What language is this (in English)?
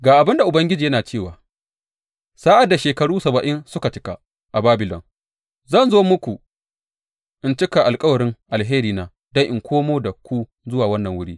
Hausa